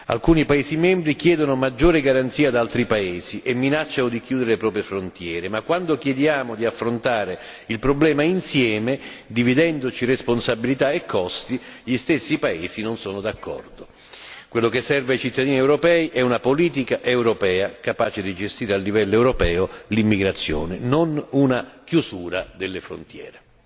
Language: Italian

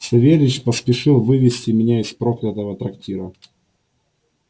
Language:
Russian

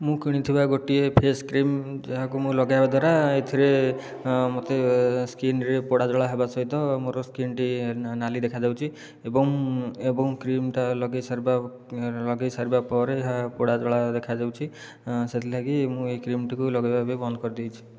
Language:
Odia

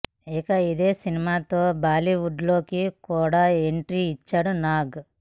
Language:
Telugu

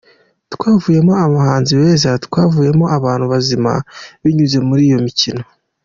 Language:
Kinyarwanda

